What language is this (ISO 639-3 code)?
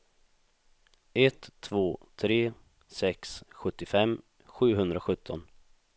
swe